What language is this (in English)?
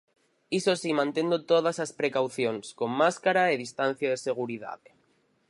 Galician